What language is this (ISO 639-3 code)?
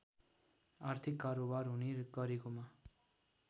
nep